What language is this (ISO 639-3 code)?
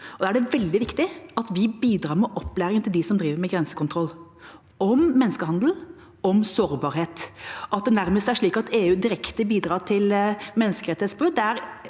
nor